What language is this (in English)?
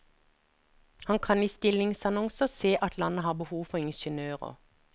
Norwegian